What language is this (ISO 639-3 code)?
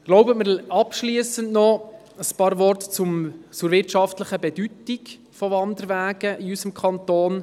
gsw